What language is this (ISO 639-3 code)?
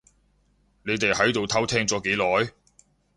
yue